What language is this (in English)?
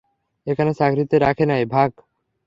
Bangla